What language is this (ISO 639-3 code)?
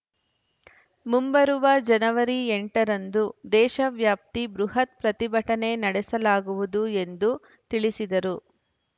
kan